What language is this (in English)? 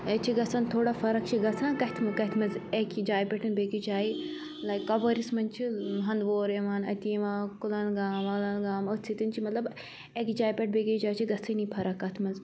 Kashmiri